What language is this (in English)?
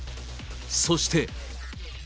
Japanese